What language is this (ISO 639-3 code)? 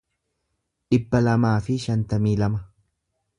orm